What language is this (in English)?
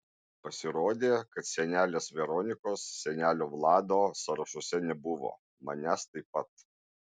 Lithuanian